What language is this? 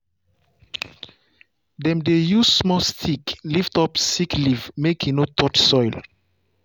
Nigerian Pidgin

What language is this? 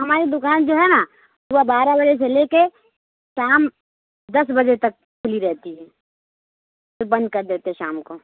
Urdu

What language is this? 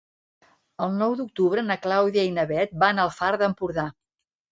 Catalan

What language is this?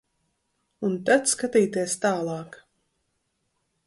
Latvian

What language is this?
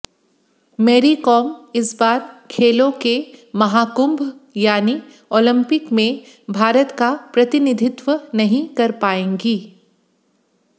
Hindi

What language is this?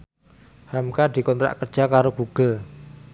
Javanese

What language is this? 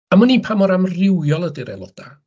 Welsh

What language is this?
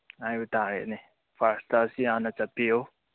Manipuri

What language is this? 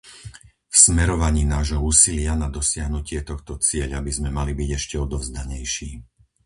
Slovak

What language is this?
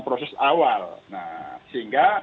Indonesian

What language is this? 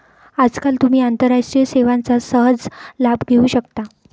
Marathi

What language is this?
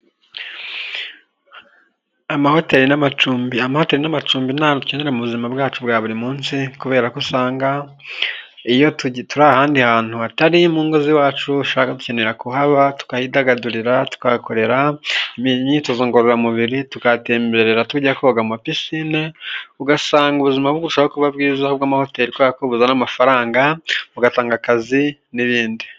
Kinyarwanda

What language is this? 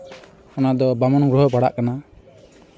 Santali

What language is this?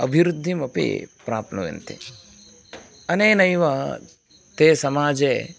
Sanskrit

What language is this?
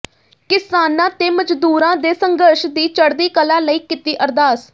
Punjabi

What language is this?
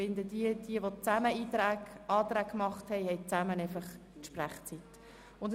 Swiss German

